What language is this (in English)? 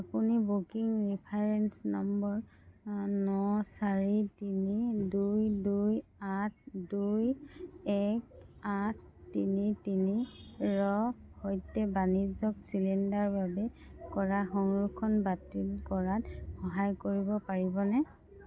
Assamese